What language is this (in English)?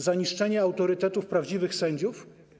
Polish